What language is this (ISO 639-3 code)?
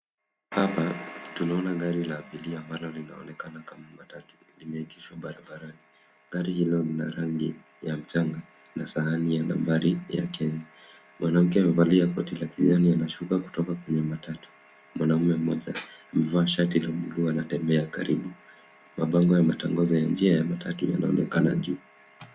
swa